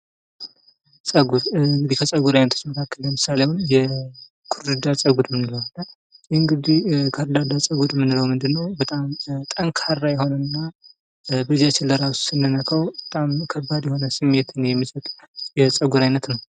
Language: Amharic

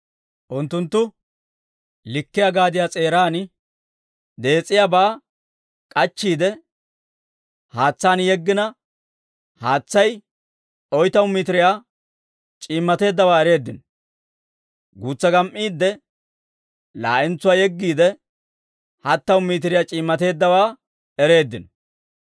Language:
Dawro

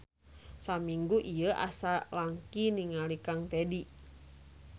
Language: Sundanese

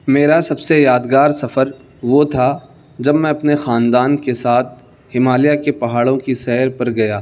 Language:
Urdu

